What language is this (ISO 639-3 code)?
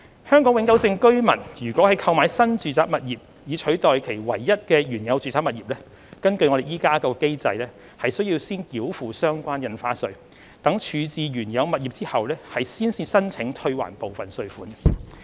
yue